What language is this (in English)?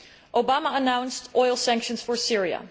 English